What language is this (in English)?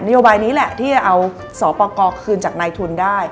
Thai